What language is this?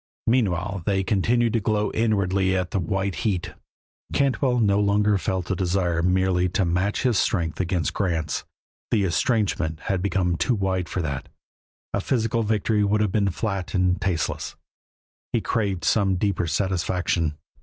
English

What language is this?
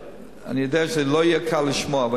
Hebrew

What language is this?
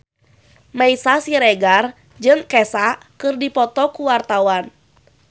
Sundanese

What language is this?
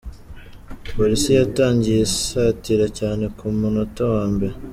Kinyarwanda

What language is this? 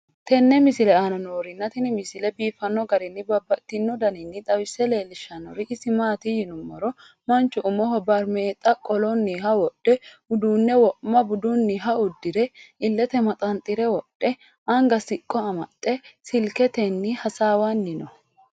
Sidamo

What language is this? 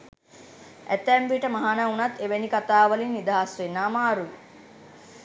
Sinhala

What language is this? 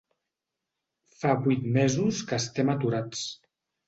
Catalan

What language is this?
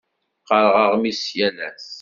Kabyle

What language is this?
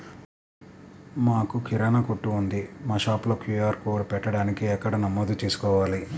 Telugu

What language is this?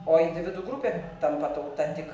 Lithuanian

